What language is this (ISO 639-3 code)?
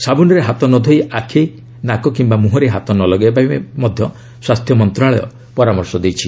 ori